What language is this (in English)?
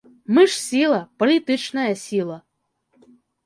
Belarusian